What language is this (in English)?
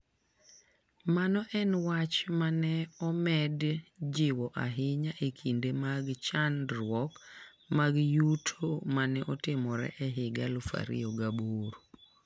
Luo (Kenya and Tanzania)